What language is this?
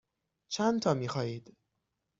Persian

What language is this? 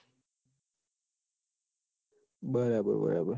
Gujarati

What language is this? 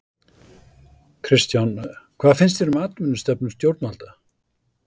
Icelandic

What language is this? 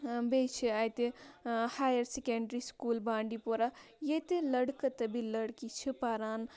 Kashmiri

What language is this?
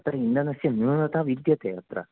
Sanskrit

